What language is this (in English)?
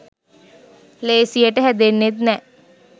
Sinhala